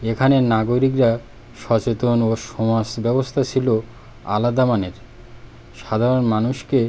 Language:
Bangla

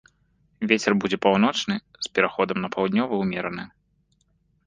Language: Belarusian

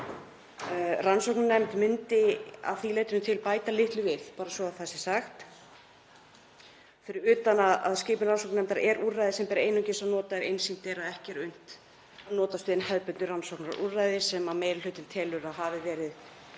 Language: Icelandic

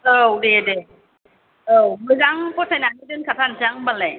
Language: Bodo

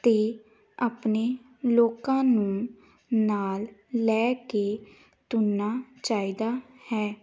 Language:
Punjabi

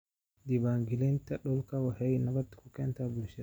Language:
Somali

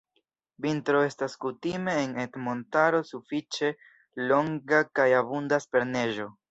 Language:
Esperanto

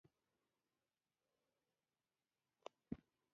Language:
Pashto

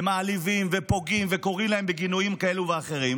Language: Hebrew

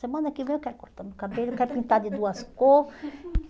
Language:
Portuguese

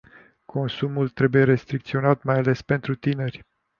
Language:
Romanian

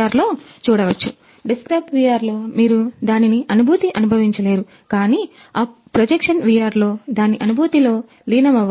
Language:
Telugu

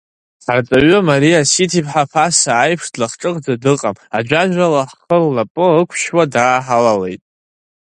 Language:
Abkhazian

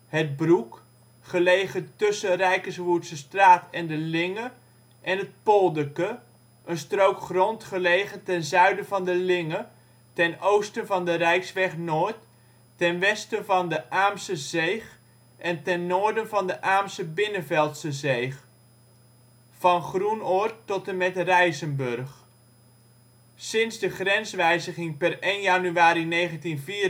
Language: Dutch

